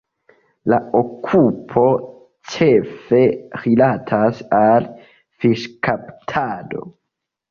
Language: Esperanto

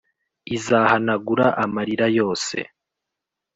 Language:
Kinyarwanda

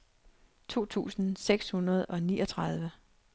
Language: Danish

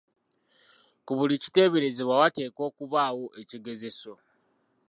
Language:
Ganda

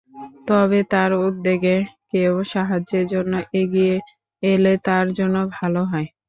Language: Bangla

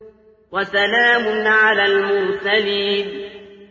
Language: Arabic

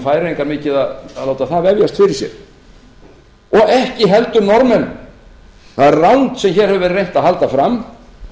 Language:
Icelandic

